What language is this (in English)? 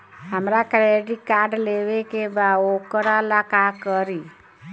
Bhojpuri